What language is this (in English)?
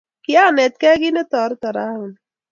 Kalenjin